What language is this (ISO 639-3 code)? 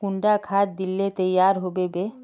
mag